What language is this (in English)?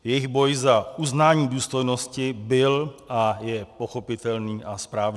Czech